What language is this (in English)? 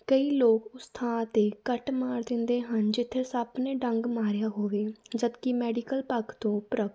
Punjabi